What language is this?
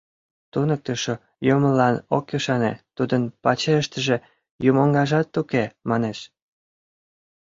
Mari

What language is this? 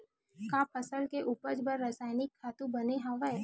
Chhattisgarhi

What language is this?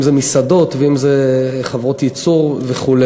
Hebrew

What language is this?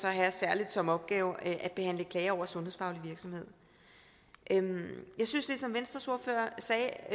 Danish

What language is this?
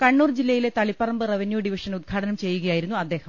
Malayalam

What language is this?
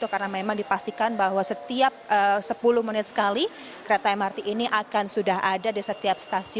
Indonesian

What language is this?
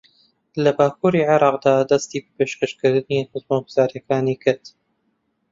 Central Kurdish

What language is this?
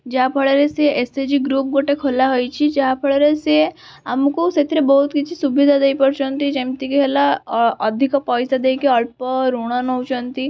Odia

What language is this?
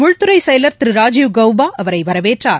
Tamil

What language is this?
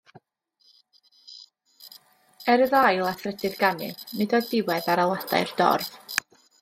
Welsh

